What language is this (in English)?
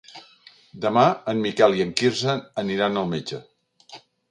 Catalan